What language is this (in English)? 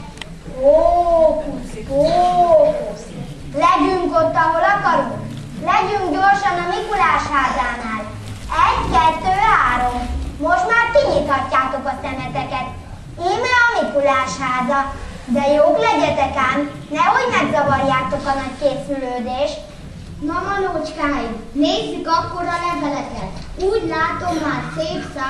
Hungarian